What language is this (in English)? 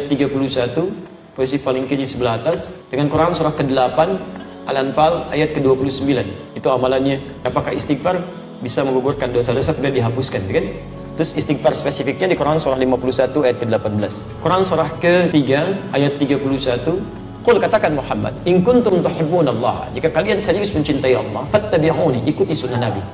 Indonesian